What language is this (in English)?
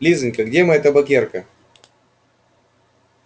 Russian